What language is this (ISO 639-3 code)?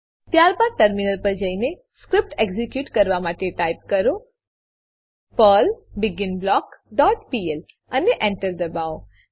guj